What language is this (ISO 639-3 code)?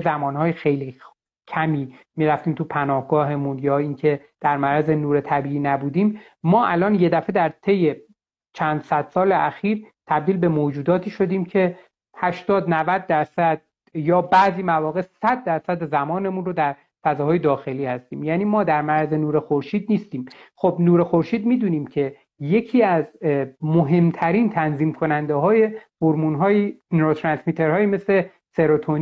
fas